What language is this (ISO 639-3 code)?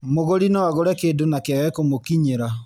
kik